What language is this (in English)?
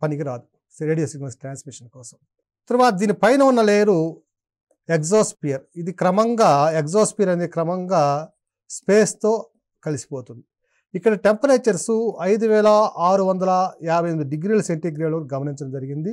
Telugu